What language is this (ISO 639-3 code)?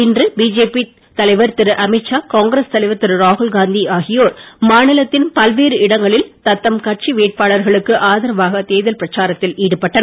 tam